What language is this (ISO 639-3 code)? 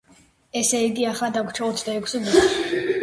kat